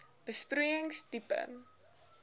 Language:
Afrikaans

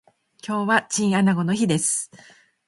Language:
Japanese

